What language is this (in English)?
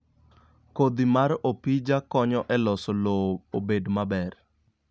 Luo (Kenya and Tanzania)